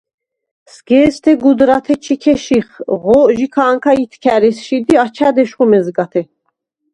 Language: Svan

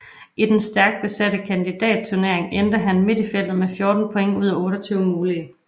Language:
Danish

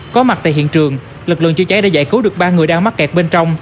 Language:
Vietnamese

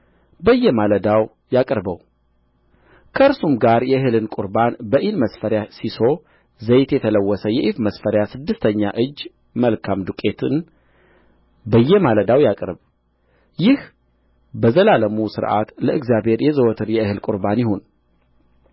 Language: Amharic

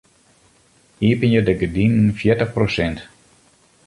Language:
Western Frisian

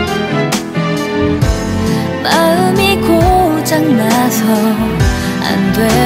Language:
Korean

